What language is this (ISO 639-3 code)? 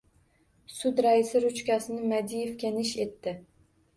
uzb